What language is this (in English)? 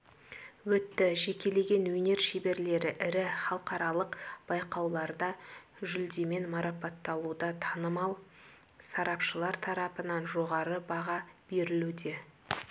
Kazakh